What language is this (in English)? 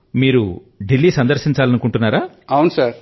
Telugu